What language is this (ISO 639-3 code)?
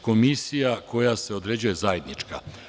srp